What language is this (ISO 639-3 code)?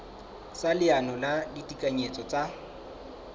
sot